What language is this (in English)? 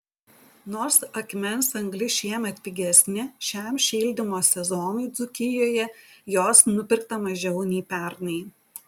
Lithuanian